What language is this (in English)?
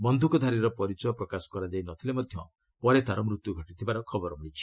Odia